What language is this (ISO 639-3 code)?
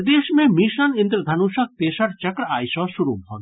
mai